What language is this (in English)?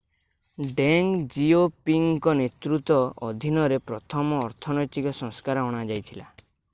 Odia